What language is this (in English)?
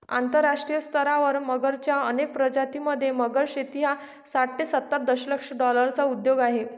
Marathi